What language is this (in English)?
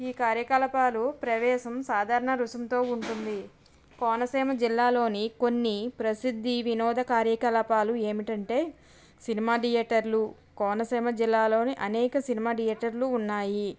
Telugu